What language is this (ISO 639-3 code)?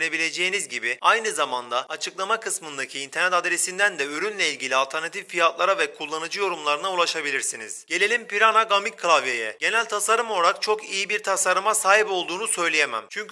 tur